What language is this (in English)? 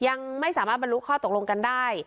Thai